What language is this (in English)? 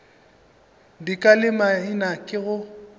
Northern Sotho